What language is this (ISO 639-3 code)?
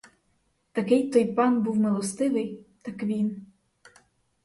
ukr